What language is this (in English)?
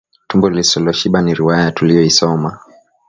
Swahili